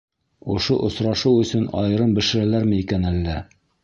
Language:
Bashkir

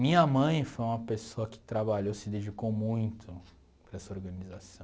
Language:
Portuguese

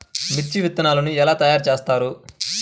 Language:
Telugu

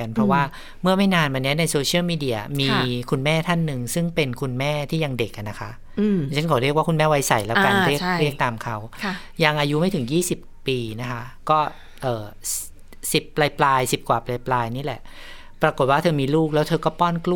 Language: Thai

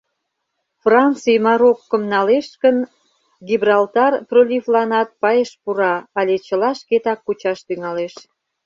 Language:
Mari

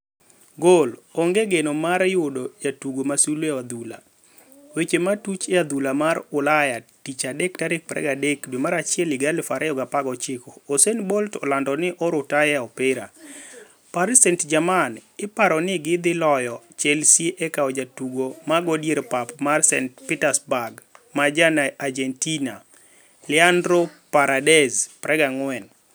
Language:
Luo (Kenya and Tanzania)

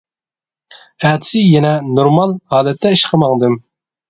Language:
Uyghur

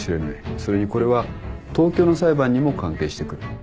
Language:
Japanese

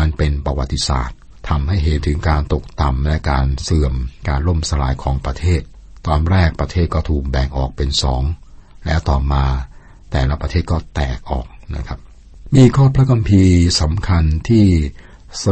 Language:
Thai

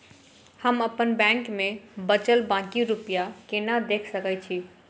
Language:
Maithili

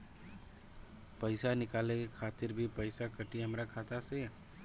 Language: Bhojpuri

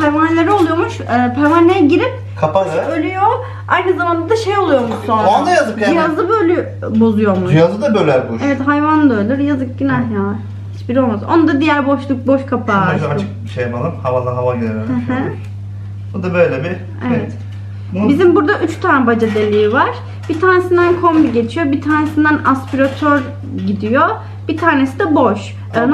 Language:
Turkish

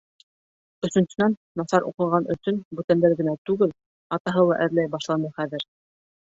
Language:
Bashkir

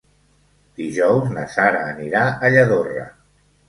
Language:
Catalan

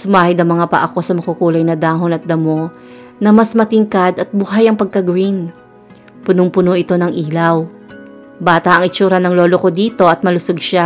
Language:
Filipino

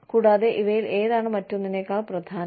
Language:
Malayalam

